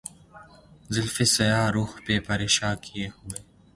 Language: Urdu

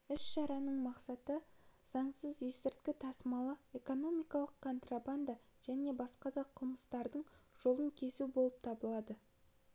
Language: Kazakh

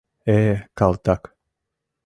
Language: Mari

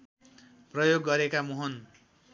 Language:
Nepali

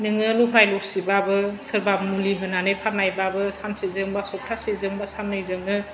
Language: Bodo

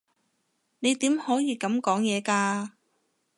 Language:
Cantonese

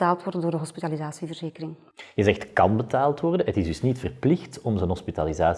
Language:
Dutch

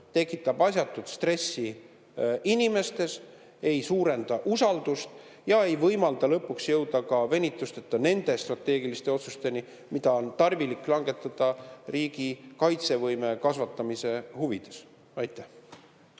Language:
Estonian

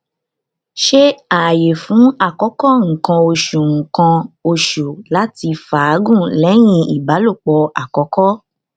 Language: Yoruba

